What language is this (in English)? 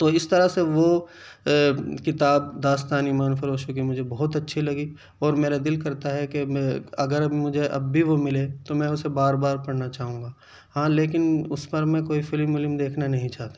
Urdu